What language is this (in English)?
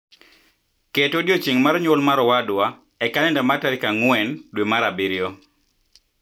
Luo (Kenya and Tanzania)